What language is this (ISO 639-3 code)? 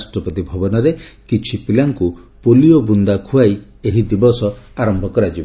ori